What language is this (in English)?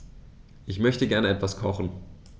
German